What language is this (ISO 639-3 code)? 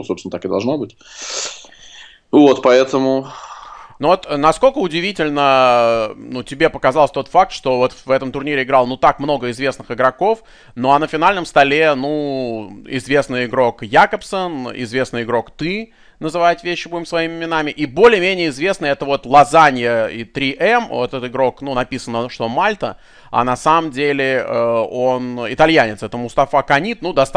rus